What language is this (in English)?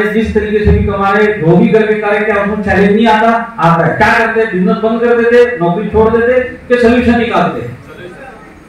Hindi